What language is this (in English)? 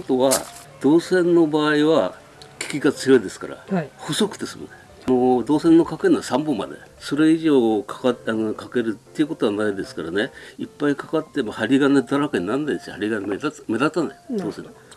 Japanese